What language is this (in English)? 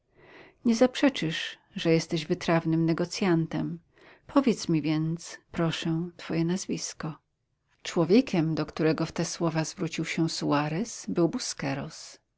Polish